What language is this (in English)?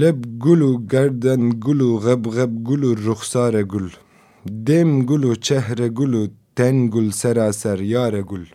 Turkish